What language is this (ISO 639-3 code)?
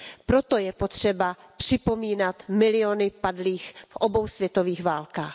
ces